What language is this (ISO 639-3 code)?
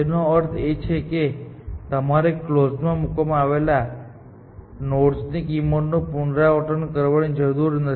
guj